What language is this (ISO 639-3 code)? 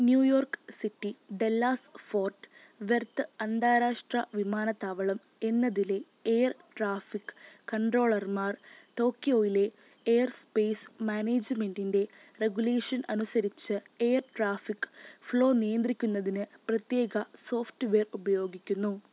mal